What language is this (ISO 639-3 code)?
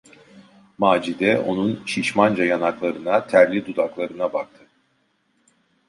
tur